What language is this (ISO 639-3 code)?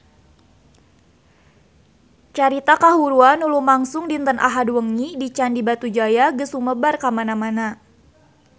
sun